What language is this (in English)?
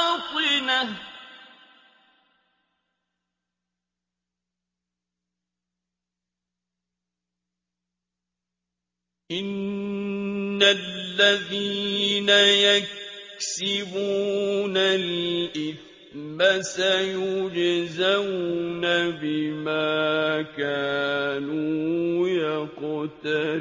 Arabic